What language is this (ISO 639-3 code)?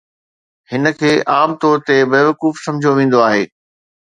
snd